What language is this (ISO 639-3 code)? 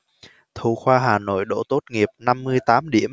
vie